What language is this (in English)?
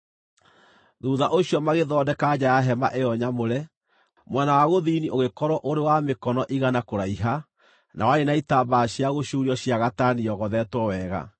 Kikuyu